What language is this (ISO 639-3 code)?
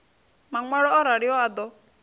ven